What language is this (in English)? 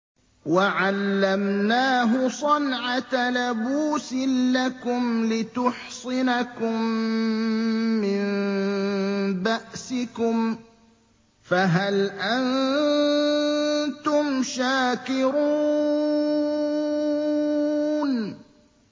Arabic